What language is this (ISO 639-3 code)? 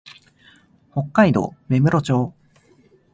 jpn